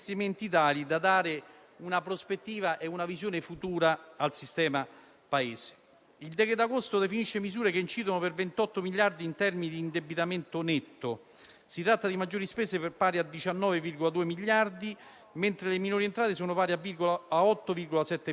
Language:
Italian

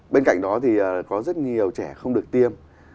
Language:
Vietnamese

